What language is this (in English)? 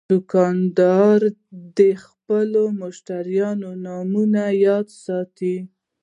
Pashto